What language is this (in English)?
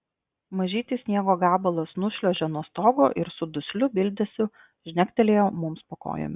Lithuanian